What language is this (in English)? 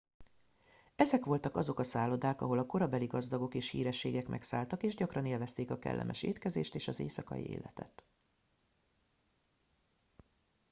Hungarian